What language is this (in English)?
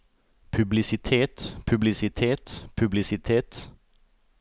Norwegian